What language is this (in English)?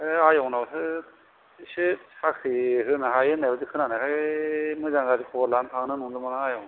Bodo